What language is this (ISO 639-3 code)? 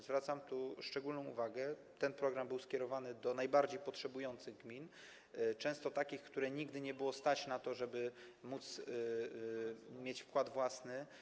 pol